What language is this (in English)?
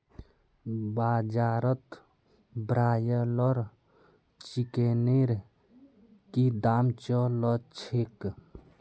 Magahi